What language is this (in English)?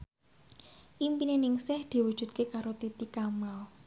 Javanese